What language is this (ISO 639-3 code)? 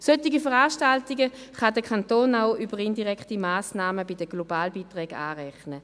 gsw